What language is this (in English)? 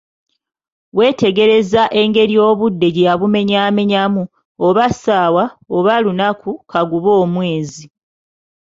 Ganda